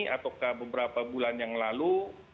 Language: Indonesian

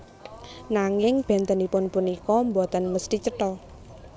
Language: Javanese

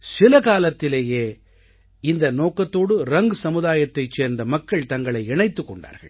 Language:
Tamil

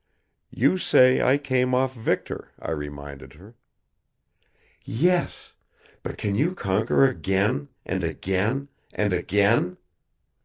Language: English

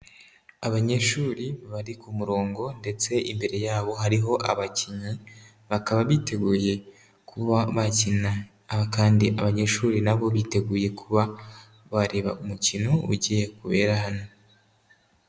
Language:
Kinyarwanda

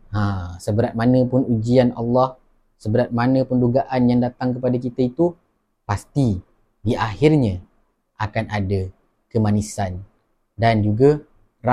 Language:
Malay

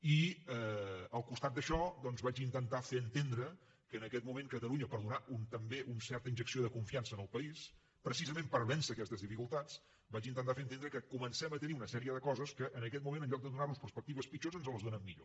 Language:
Catalan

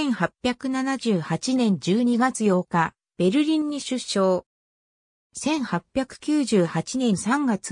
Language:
Japanese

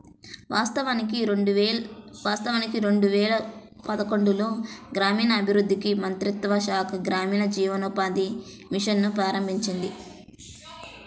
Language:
Telugu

